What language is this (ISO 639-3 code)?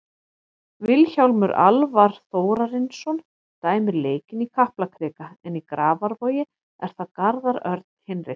isl